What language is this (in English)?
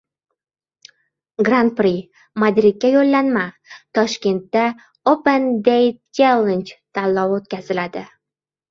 Uzbek